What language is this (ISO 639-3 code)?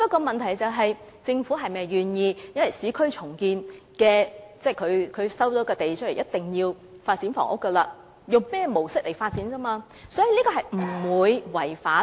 yue